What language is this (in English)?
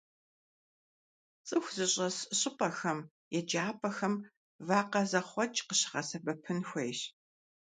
Kabardian